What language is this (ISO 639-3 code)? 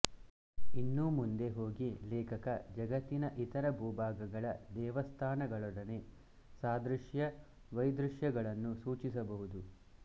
kan